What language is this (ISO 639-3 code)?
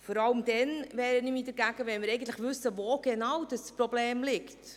gsw